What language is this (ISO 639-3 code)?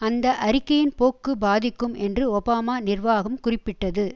tam